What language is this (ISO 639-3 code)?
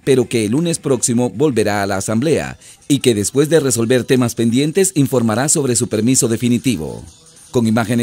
spa